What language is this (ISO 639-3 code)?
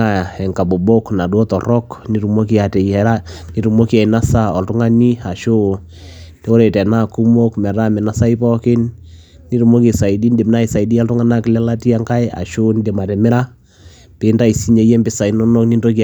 mas